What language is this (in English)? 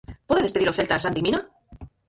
Galician